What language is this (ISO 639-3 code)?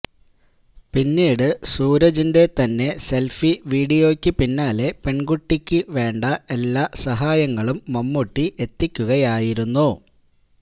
mal